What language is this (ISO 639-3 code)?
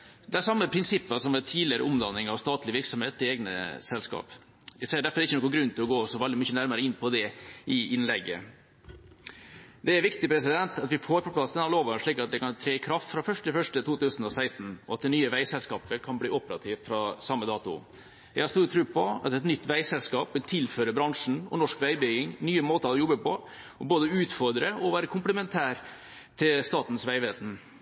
nob